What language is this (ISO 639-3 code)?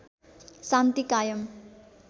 nep